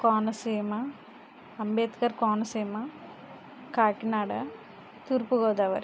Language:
Telugu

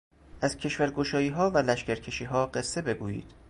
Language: Persian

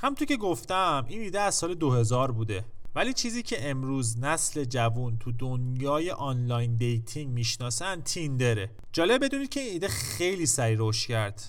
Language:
Persian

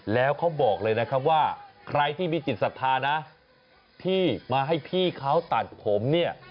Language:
Thai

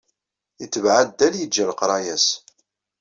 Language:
Kabyle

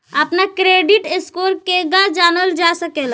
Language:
Bhojpuri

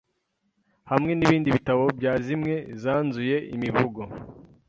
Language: Kinyarwanda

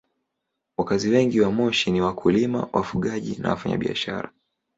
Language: Swahili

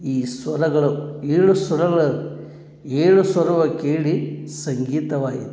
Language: Kannada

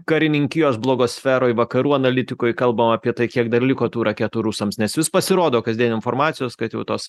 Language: Lithuanian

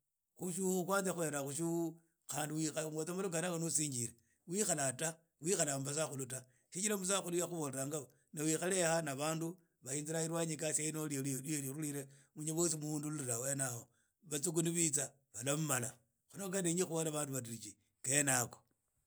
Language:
Idakho-Isukha-Tiriki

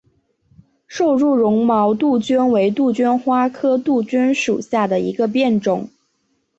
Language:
Chinese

